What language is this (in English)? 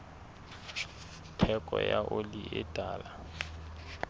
Southern Sotho